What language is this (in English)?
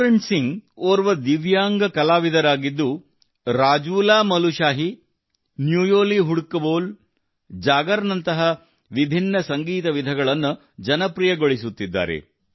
Kannada